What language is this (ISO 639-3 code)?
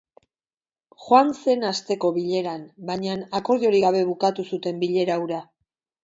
eus